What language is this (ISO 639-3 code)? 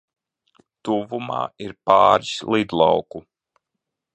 lav